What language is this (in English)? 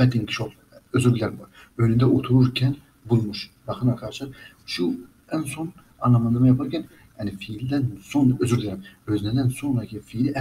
Turkish